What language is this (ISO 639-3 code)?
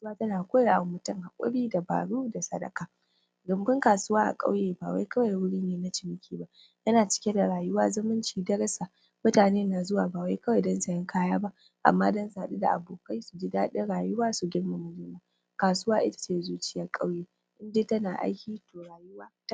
hau